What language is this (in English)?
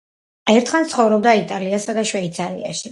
Georgian